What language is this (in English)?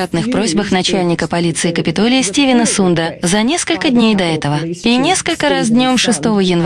Russian